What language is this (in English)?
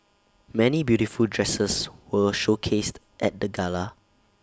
English